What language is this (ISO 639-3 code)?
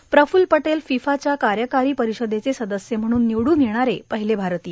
mar